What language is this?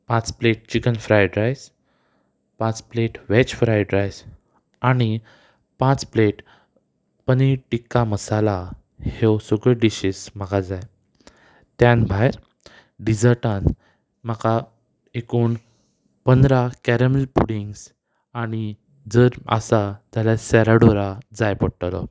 Konkani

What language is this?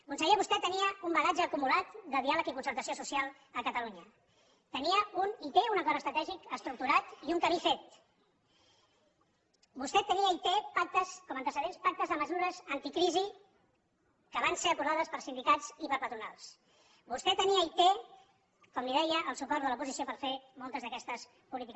Catalan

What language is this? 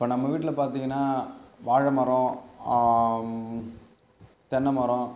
Tamil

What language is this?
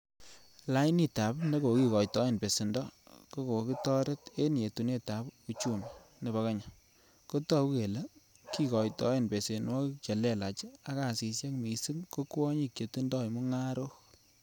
Kalenjin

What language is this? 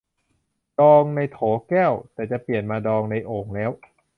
Thai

